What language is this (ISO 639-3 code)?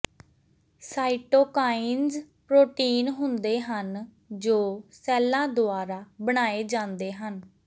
pan